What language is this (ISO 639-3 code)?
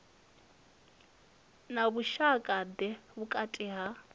ven